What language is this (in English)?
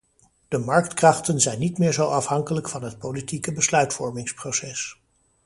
Dutch